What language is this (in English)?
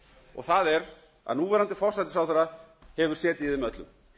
Icelandic